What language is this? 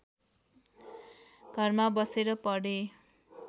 Nepali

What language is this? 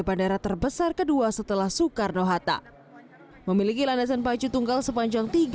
Indonesian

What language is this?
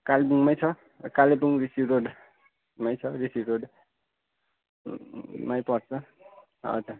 Nepali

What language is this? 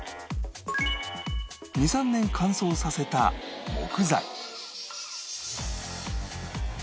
Japanese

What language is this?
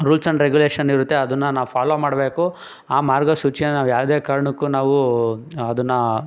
Kannada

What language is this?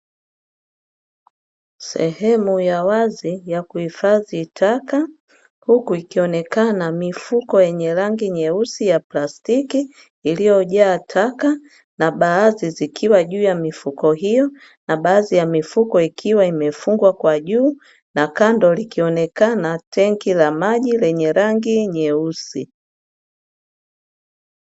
Swahili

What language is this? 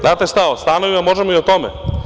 Serbian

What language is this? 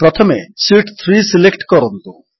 Odia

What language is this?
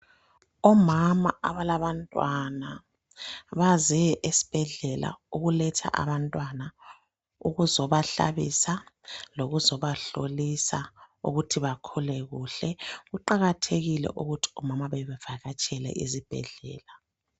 North Ndebele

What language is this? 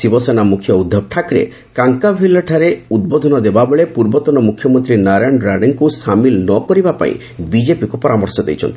Odia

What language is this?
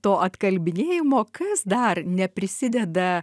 Lithuanian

